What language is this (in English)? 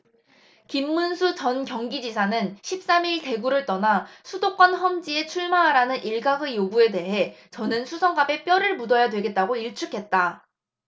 Korean